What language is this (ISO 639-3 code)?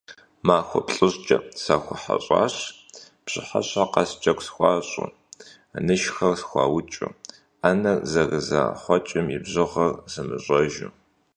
kbd